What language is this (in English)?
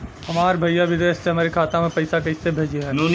Bhojpuri